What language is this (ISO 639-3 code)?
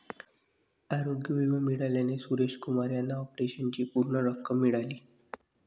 mar